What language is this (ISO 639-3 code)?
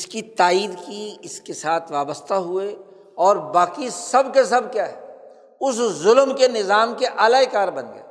urd